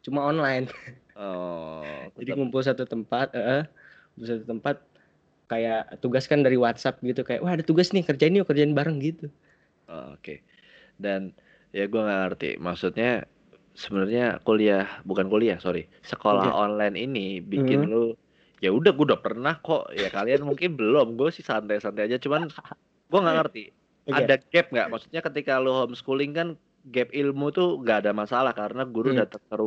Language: Indonesian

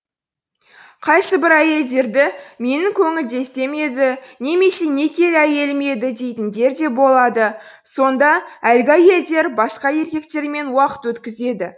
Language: Kazakh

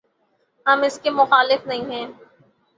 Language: Urdu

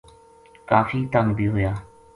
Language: Gujari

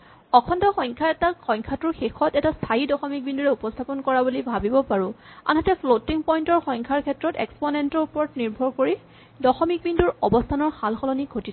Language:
Assamese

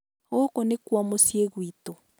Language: Kikuyu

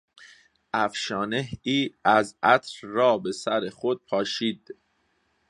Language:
Persian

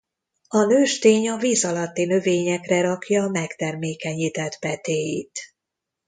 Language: Hungarian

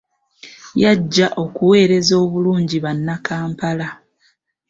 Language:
Ganda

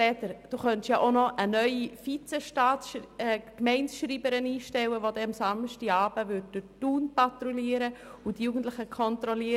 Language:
Swiss German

